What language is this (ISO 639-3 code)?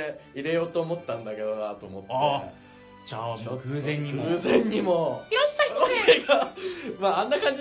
jpn